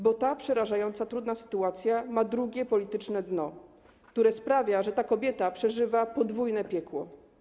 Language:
Polish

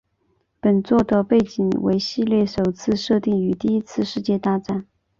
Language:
Chinese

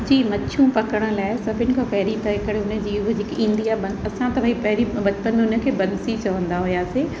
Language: Sindhi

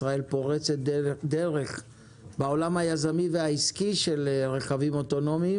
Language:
Hebrew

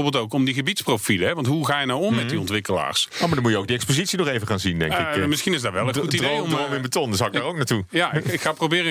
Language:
Dutch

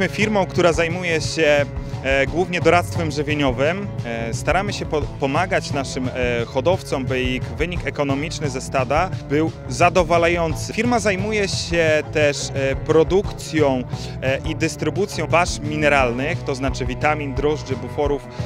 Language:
Polish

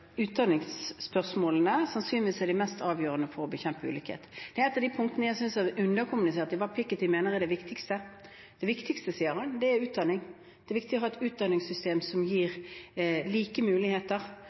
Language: Norwegian Bokmål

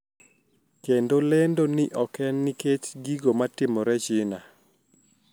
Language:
Luo (Kenya and Tanzania)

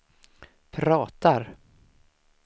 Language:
Swedish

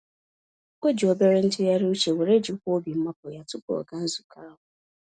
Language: Igbo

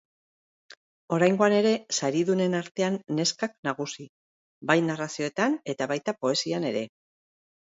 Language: Basque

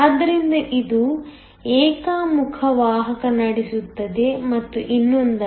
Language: Kannada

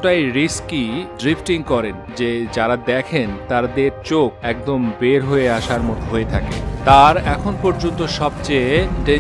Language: Bangla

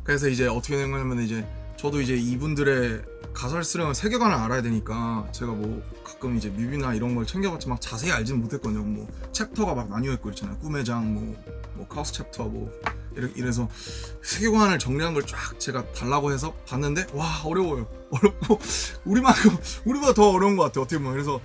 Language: Korean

